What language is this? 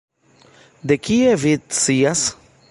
Esperanto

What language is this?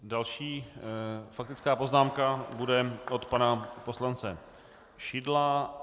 Czech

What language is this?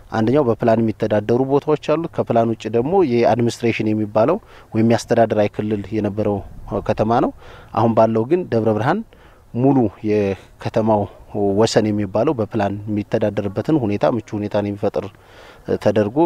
Arabic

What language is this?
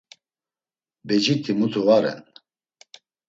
Laz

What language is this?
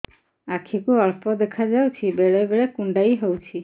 Odia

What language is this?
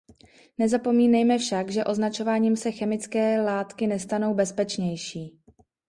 Czech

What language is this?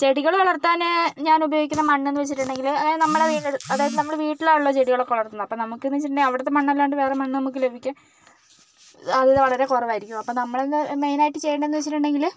Malayalam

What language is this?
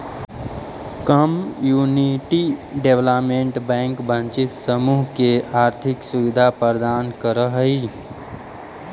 Magahi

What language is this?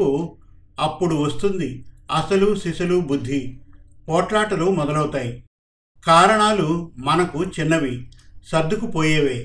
Telugu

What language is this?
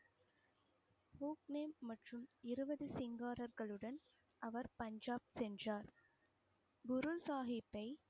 Tamil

